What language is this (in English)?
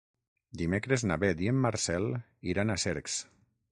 Catalan